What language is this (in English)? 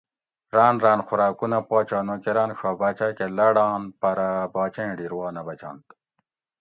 Gawri